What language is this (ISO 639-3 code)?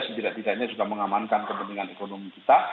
ind